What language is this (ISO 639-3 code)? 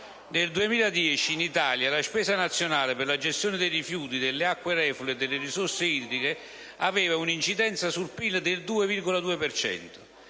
ita